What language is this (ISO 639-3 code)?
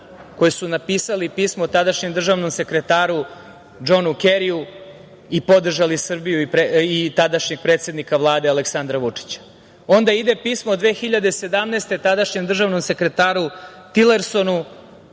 srp